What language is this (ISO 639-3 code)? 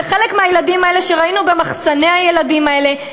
heb